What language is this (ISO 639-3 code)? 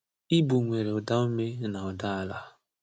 ibo